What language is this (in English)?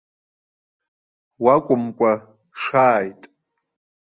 Abkhazian